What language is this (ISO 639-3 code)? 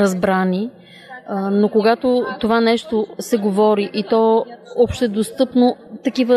bul